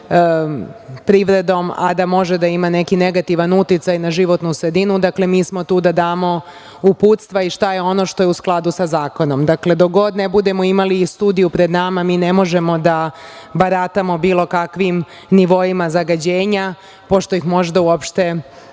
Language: Serbian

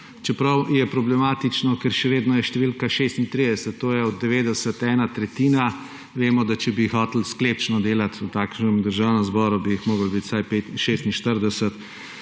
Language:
Slovenian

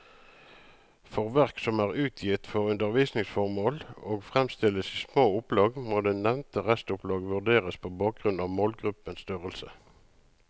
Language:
Norwegian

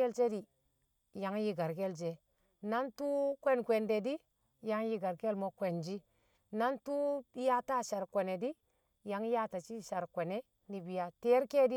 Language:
Kamo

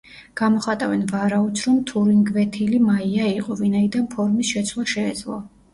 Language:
Georgian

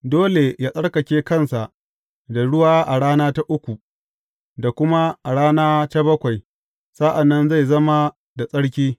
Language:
Hausa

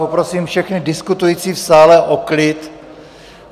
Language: Czech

